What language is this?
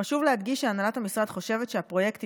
Hebrew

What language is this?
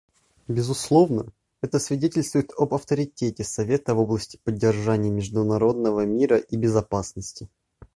Russian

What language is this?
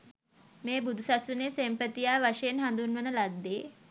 Sinhala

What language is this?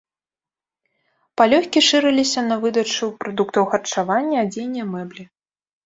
Belarusian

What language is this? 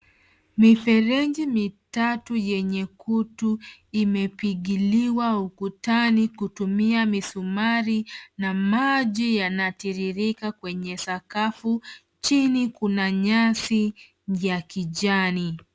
Swahili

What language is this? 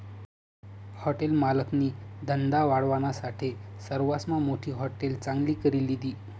Marathi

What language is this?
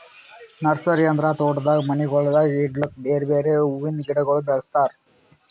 Kannada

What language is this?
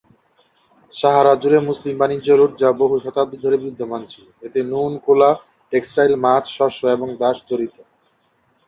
Bangla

